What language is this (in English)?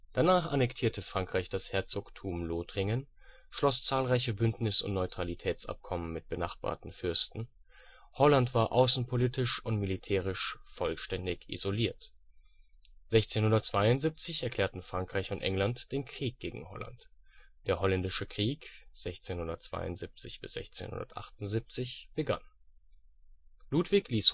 German